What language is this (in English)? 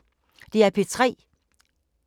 Danish